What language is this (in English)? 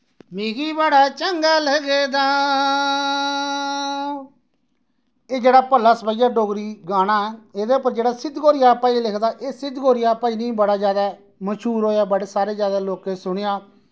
Dogri